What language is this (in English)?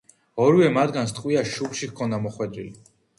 Georgian